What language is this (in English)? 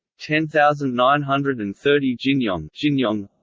English